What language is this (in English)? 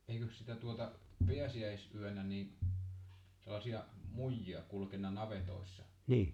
Finnish